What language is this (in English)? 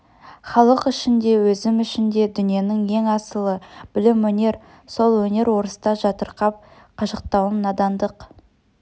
Kazakh